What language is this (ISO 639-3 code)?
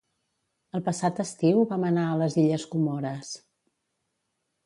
cat